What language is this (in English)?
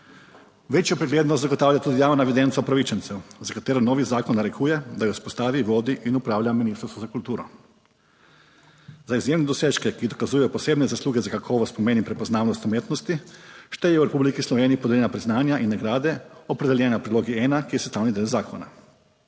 Slovenian